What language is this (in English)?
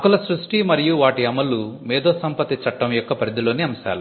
Telugu